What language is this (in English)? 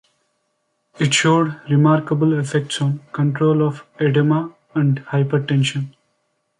English